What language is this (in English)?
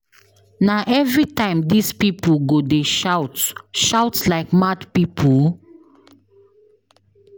Nigerian Pidgin